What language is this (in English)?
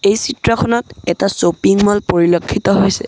Assamese